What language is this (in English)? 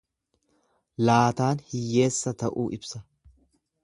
Oromo